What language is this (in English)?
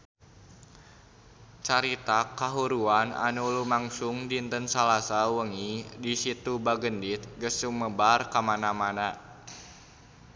Sundanese